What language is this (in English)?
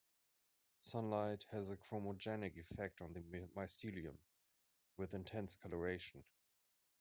English